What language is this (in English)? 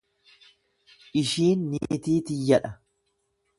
Oromo